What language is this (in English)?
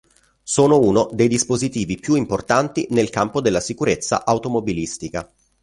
Italian